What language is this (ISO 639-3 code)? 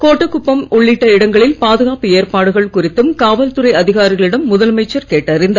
tam